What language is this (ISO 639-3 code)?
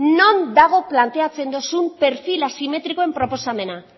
eus